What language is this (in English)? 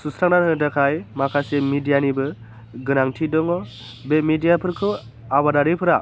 Bodo